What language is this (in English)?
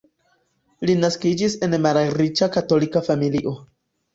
Esperanto